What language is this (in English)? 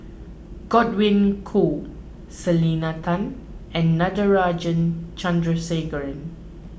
English